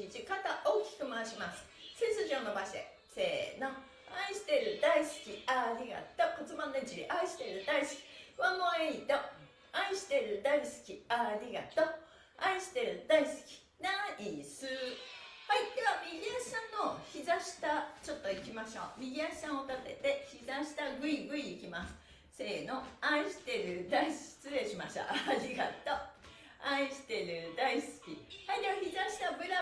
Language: Japanese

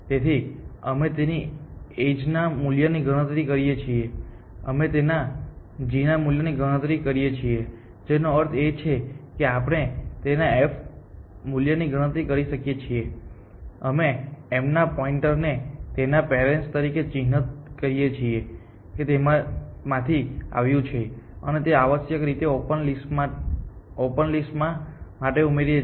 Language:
Gujarati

